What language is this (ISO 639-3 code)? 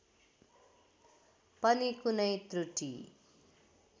nep